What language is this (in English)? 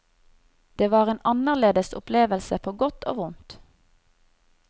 Norwegian